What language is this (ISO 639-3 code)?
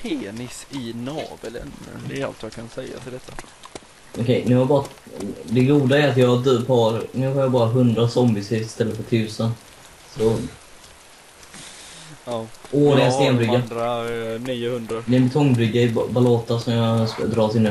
swe